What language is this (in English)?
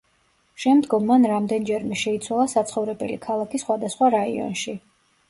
Georgian